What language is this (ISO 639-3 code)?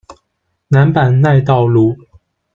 zho